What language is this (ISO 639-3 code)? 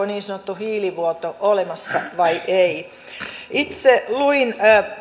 fin